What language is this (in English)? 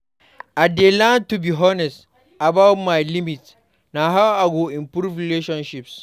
Nigerian Pidgin